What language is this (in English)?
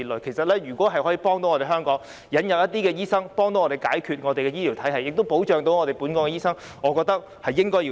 Cantonese